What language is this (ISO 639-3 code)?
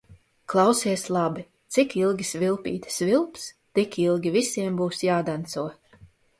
lav